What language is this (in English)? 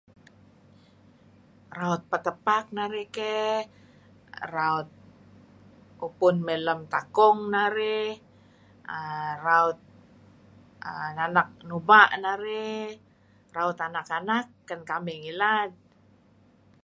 Kelabit